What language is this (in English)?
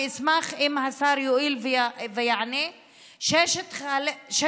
Hebrew